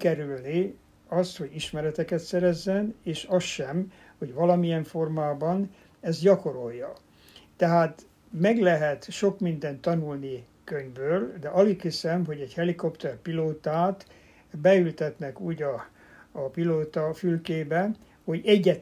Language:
Hungarian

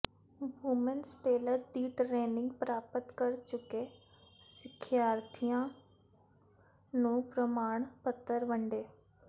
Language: Punjabi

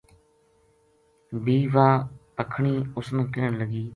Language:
Gujari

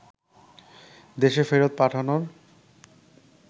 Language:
Bangla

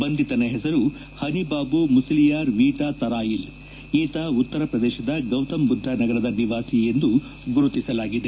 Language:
Kannada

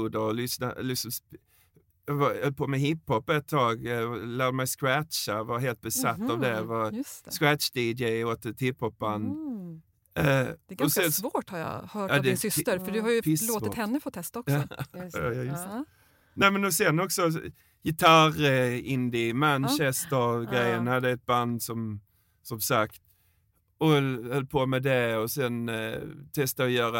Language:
Swedish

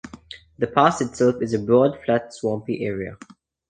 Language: English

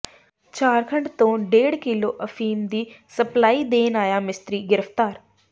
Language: Punjabi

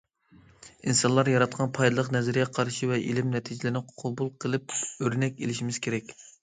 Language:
Uyghur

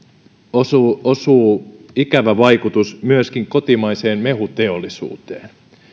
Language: Finnish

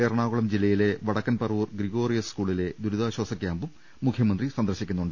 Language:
Malayalam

